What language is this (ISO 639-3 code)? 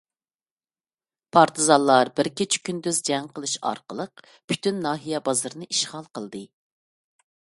uig